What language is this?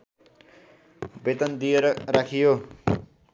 Nepali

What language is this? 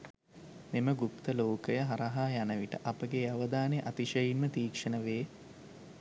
Sinhala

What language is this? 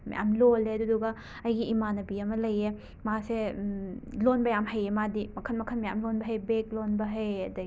Manipuri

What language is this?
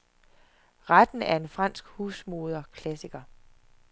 Danish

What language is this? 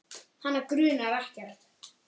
Icelandic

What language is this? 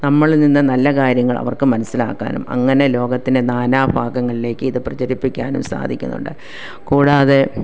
Malayalam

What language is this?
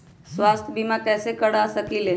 Magahi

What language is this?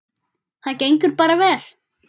Icelandic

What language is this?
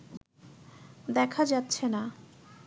Bangla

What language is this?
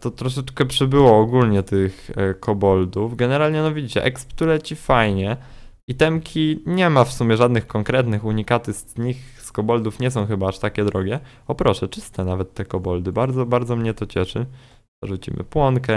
Polish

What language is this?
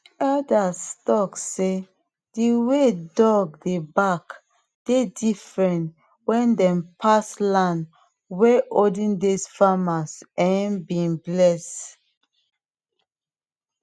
Nigerian Pidgin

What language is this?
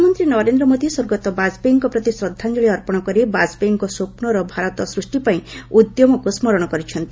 Odia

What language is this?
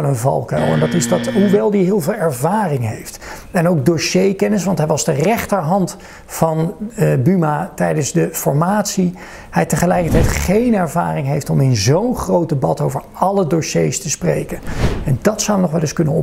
Dutch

